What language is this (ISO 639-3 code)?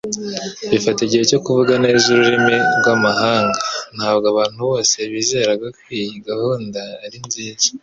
kin